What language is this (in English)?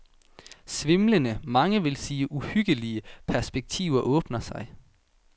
Danish